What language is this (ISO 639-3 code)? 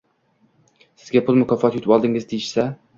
uzb